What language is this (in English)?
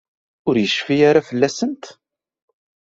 Kabyle